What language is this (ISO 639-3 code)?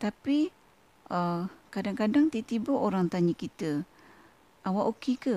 msa